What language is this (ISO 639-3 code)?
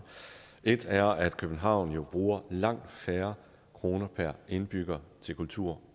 dan